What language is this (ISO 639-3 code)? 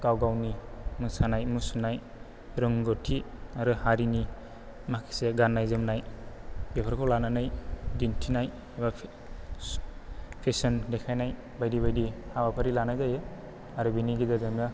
brx